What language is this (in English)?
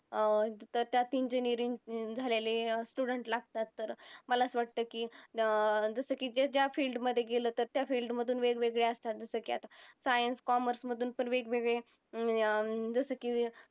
Marathi